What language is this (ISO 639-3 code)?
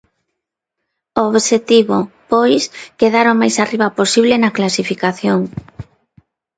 glg